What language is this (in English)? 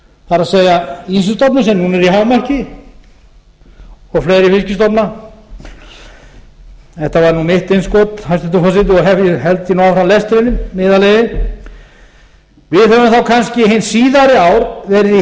Icelandic